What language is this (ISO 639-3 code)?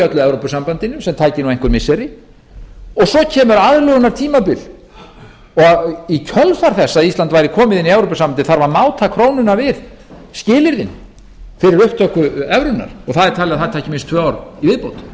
isl